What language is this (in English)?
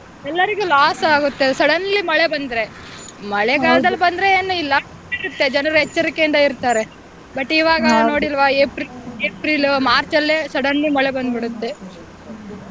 Kannada